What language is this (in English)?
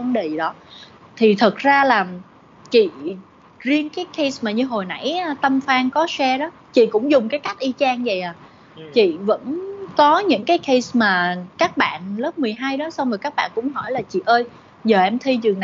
Vietnamese